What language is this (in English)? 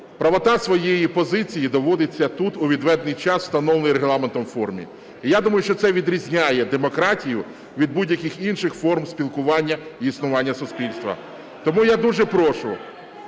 Ukrainian